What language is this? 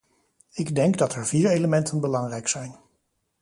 Dutch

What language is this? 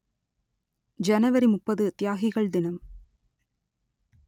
Tamil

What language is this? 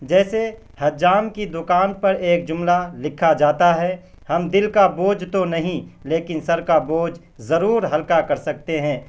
Urdu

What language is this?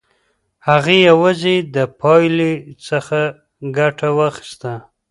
Pashto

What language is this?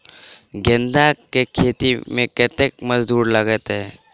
Maithili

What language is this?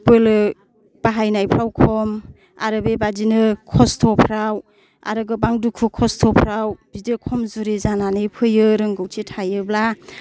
Bodo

